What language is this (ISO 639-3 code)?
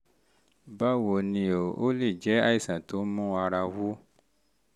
yor